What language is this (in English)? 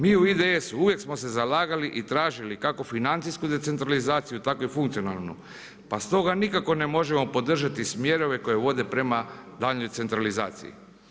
Croatian